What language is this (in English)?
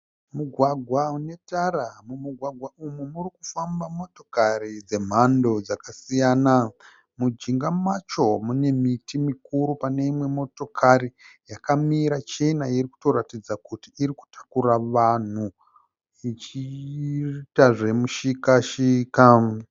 Shona